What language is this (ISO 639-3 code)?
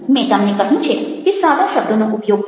guj